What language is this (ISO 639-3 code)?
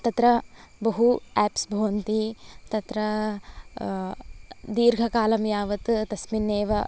san